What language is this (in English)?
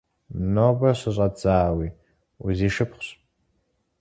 Kabardian